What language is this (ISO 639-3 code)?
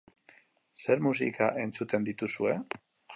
eus